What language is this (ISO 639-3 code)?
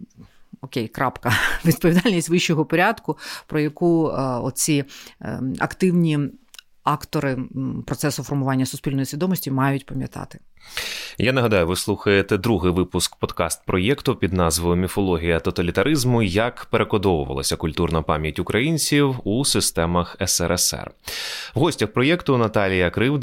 ukr